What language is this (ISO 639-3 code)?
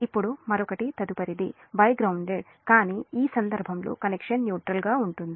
tel